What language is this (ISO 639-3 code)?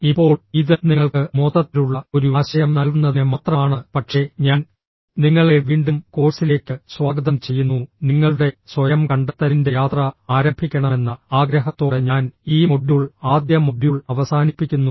mal